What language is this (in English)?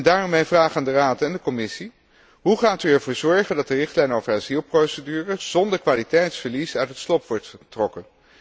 Dutch